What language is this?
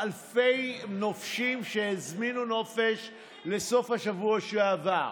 Hebrew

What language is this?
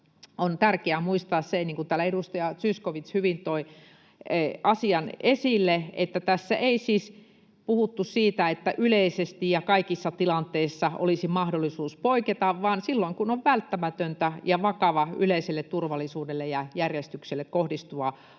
Finnish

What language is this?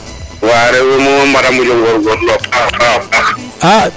Serer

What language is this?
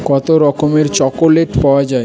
Bangla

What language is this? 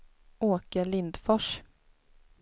Swedish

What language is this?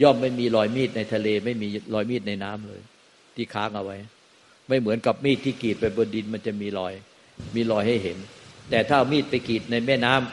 Thai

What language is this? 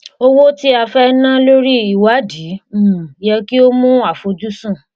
Yoruba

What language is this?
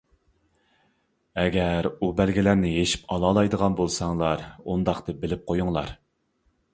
Uyghur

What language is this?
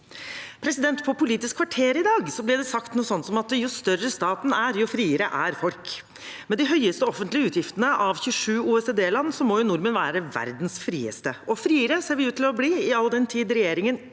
Norwegian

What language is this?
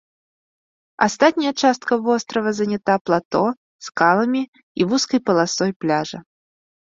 Belarusian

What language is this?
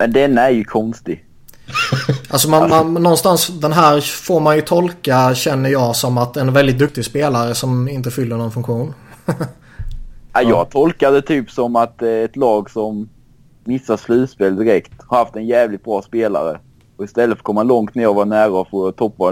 Swedish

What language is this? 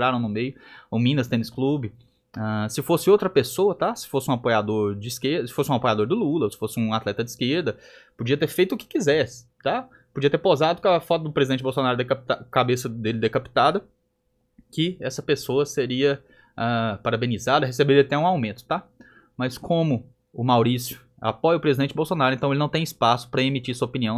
Portuguese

